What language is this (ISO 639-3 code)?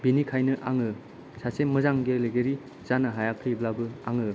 brx